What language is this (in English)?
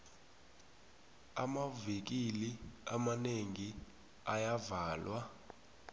South Ndebele